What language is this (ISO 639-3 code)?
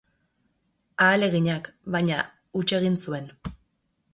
eus